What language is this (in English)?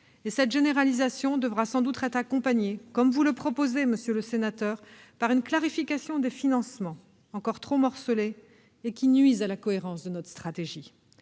French